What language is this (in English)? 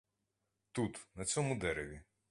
Ukrainian